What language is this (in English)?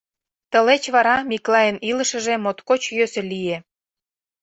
Mari